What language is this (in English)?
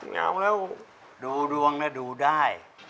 Thai